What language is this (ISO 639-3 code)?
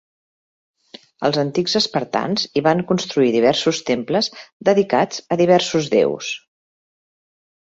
cat